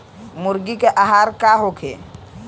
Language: Bhojpuri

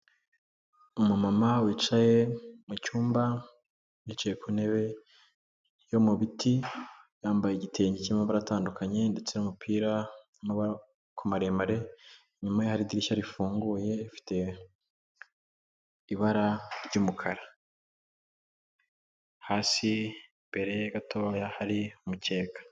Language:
Kinyarwanda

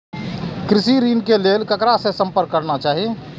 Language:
Maithili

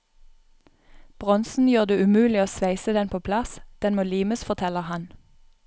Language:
Norwegian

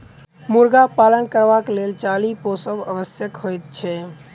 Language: Maithili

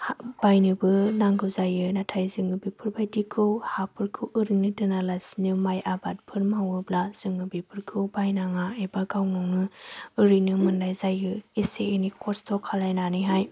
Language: Bodo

